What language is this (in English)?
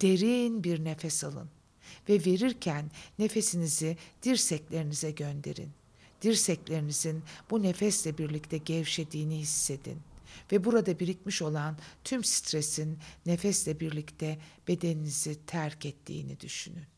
Turkish